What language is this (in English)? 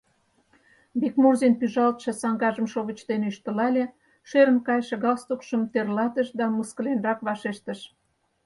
Mari